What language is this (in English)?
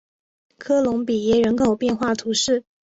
Chinese